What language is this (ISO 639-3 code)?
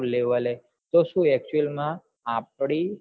guj